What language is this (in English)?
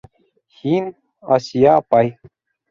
Bashkir